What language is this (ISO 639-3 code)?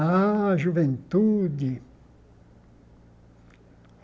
por